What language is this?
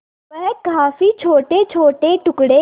Hindi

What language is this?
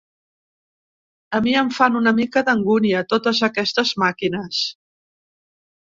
Catalan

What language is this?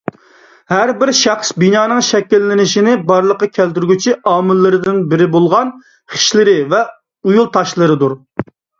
Uyghur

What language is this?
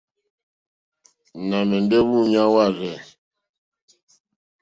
Mokpwe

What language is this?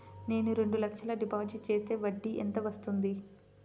Telugu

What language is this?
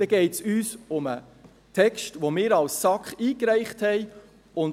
Swiss German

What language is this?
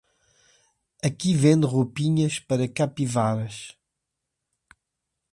Portuguese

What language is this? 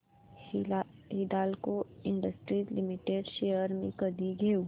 Marathi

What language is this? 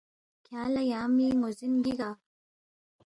Balti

